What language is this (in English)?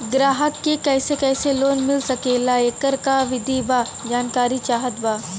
Bhojpuri